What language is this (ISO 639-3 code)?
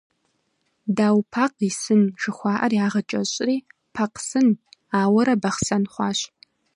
kbd